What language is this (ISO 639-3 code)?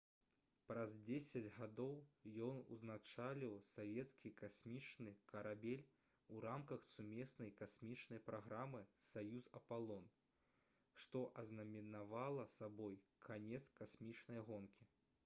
bel